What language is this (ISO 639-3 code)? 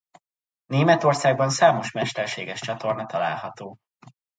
hun